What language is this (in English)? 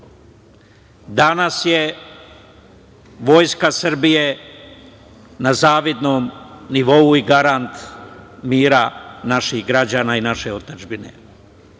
Serbian